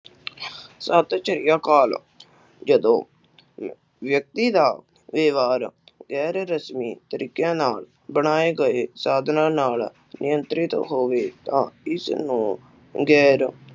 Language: Punjabi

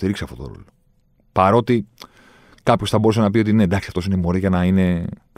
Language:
Greek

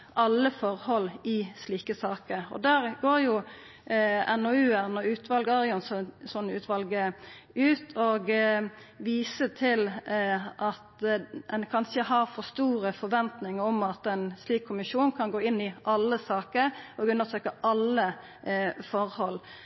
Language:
Norwegian Nynorsk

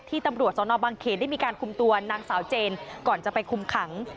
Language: Thai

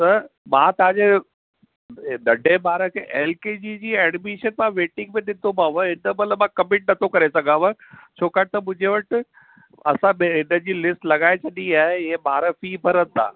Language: Sindhi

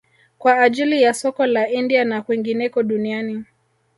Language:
Swahili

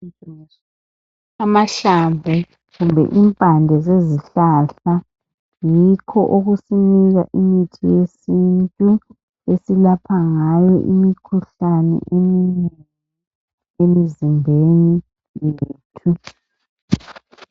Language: North Ndebele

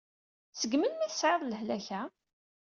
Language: Kabyle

